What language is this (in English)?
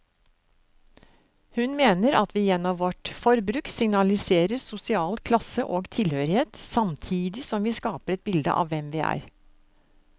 Norwegian